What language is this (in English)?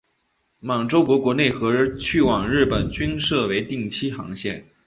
Chinese